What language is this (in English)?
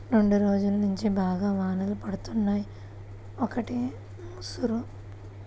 Telugu